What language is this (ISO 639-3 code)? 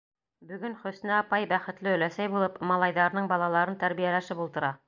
bak